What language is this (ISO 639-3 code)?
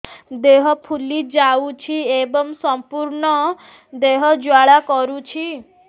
ori